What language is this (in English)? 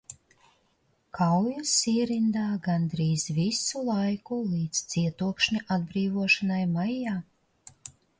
Latvian